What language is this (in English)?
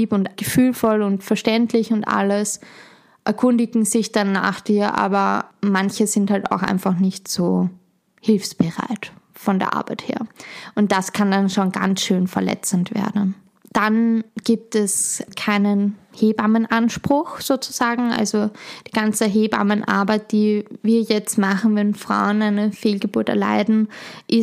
German